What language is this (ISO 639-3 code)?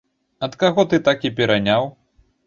bel